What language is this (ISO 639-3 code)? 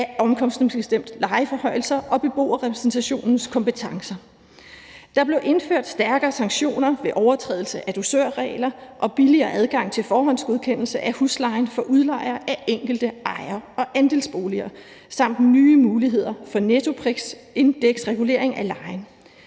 dan